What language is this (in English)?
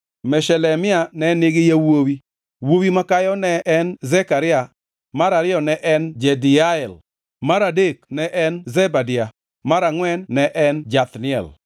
Luo (Kenya and Tanzania)